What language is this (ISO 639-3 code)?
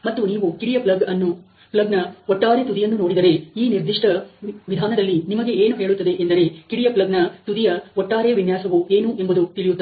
kan